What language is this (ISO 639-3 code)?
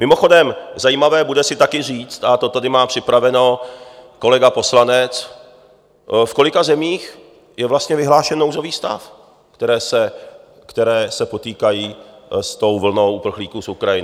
ces